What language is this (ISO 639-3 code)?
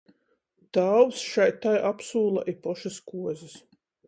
ltg